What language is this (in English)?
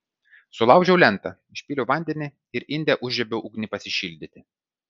Lithuanian